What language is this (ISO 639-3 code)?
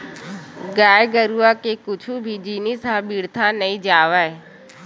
hne